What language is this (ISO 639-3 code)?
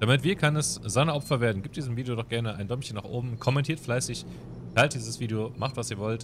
deu